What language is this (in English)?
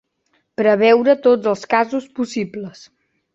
Catalan